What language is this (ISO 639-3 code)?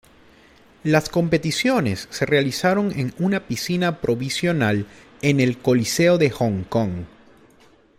spa